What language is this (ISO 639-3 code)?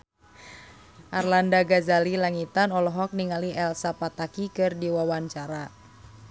sun